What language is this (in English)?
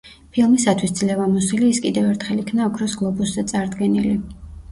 Georgian